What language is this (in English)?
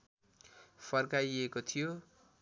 Nepali